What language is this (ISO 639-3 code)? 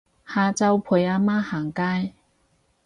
yue